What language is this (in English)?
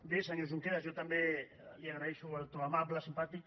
Catalan